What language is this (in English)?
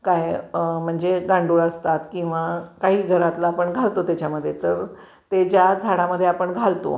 Marathi